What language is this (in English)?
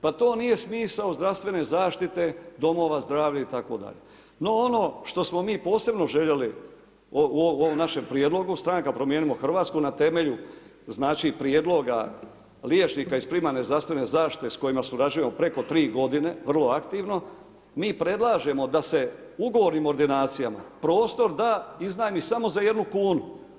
Croatian